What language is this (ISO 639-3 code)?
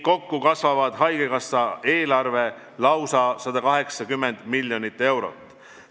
est